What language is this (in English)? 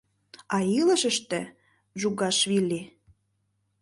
Mari